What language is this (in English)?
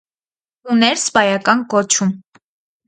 Armenian